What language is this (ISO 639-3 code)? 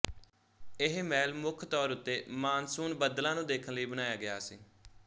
pan